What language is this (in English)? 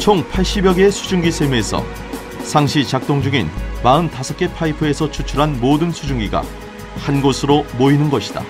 Korean